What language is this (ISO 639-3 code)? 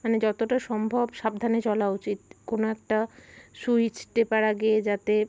ben